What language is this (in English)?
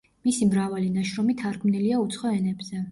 Georgian